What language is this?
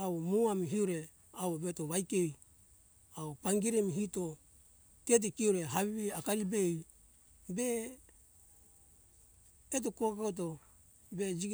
Hunjara-Kaina Ke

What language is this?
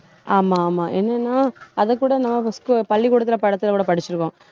Tamil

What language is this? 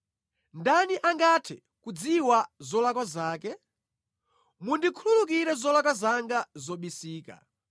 Nyanja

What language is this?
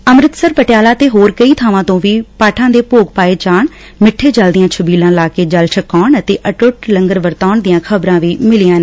Punjabi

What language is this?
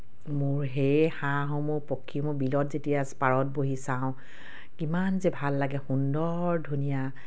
Assamese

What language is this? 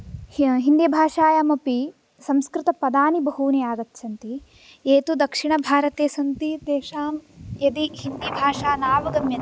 Sanskrit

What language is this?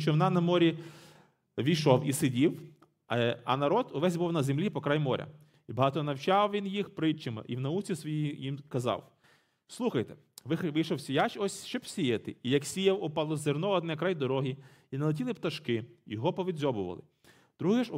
Ukrainian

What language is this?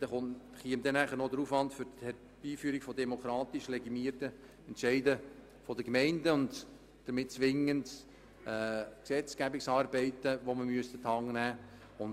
Swiss German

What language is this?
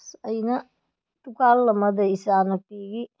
Manipuri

